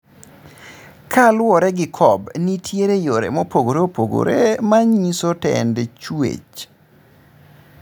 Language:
Luo (Kenya and Tanzania)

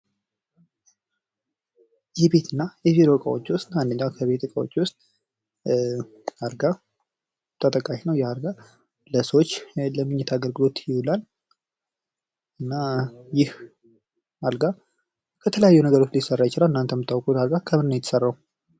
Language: Amharic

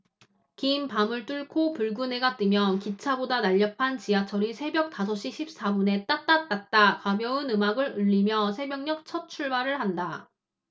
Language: Korean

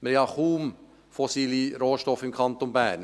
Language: Swiss German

